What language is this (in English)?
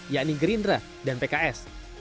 Indonesian